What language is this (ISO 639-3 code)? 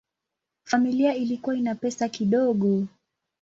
swa